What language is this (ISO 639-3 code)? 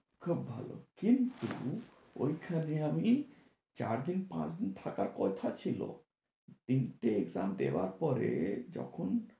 ben